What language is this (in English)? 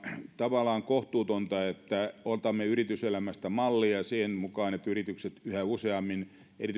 Finnish